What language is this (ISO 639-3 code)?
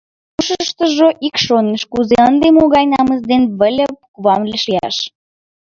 chm